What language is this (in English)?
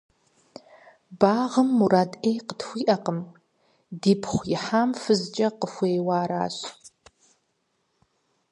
Kabardian